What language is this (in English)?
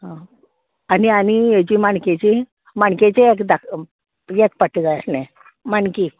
Konkani